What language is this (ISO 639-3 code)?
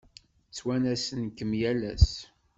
kab